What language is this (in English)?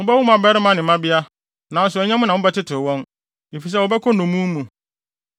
Akan